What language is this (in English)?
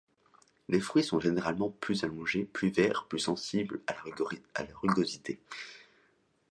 French